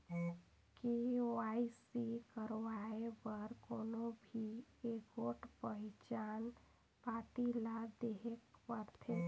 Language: Chhattisgarhi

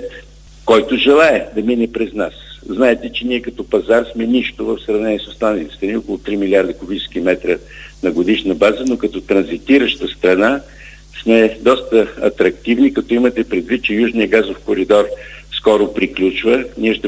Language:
Bulgarian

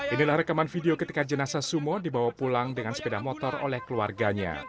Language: Indonesian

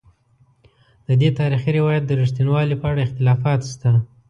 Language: Pashto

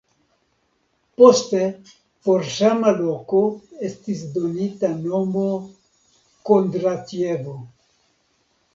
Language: Esperanto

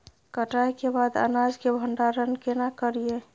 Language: Maithili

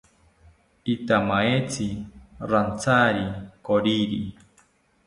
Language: South Ucayali Ashéninka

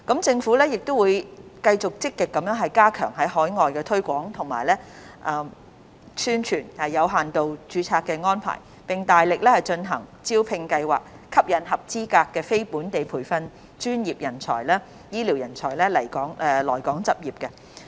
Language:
Cantonese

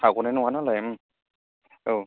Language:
Bodo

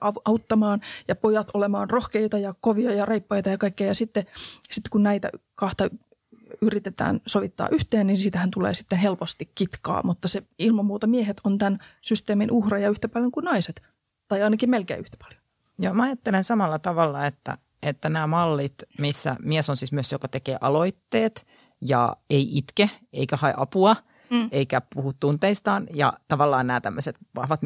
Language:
Finnish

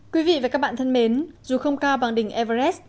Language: Vietnamese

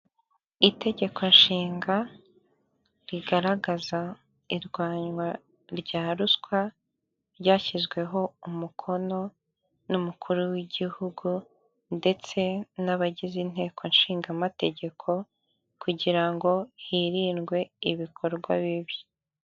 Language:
Kinyarwanda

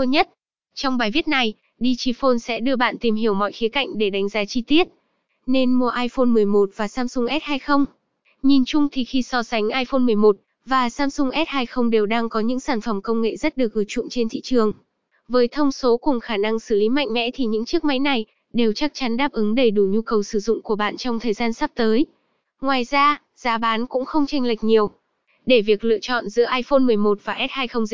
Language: Vietnamese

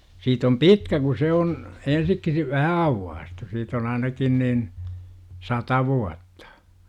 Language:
Finnish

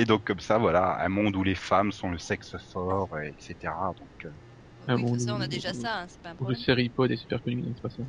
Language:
French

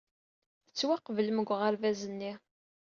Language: Kabyle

